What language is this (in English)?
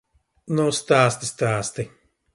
Latvian